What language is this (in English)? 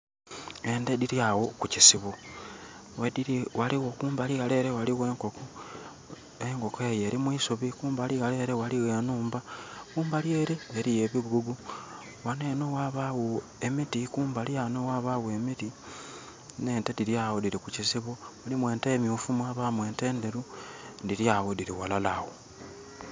Soga